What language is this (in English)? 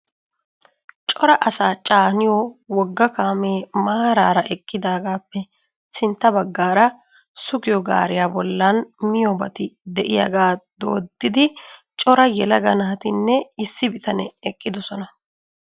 Wolaytta